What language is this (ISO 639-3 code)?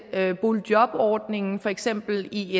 dan